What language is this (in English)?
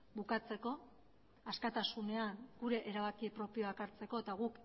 Basque